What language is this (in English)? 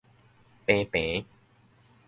Min Nan Chinese